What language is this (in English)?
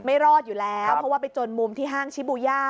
Thai